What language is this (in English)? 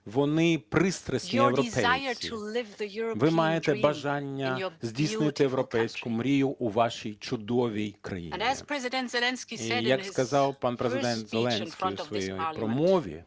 Ukrainian